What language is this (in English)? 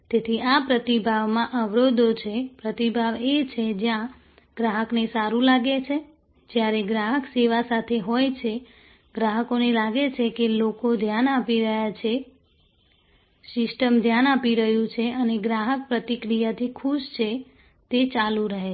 Gujarati